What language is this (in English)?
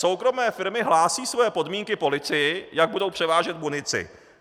Czech